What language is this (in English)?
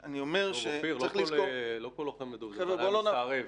Hebrew